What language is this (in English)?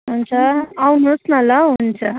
Nepali